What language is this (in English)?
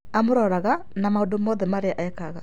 Kikuyu